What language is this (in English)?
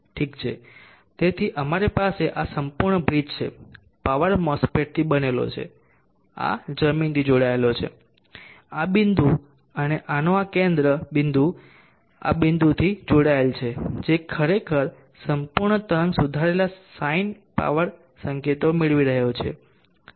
Gujarati